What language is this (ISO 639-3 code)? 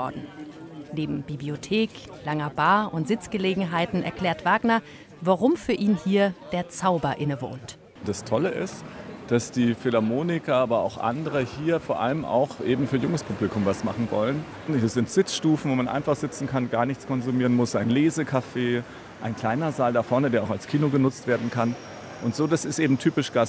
deu